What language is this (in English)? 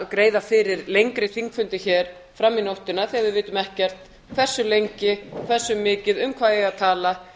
Icelandic